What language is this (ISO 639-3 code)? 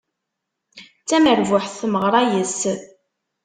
kab